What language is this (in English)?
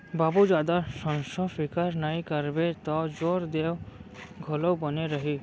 Chhattisgarhi